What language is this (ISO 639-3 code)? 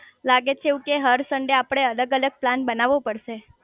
guj